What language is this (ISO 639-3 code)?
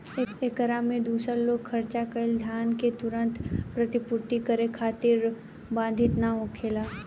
bho